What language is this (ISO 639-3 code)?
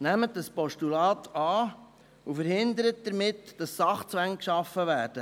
gsw